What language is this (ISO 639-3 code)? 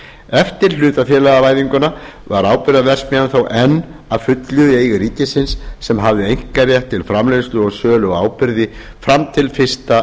isl